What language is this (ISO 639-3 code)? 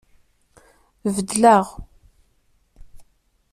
kab